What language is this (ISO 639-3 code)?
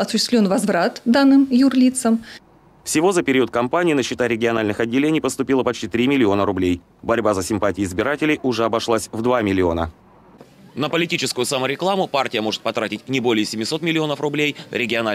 rus